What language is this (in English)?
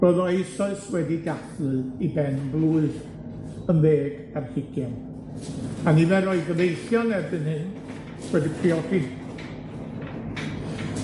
Welsh